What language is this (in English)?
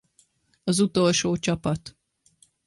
Hungarian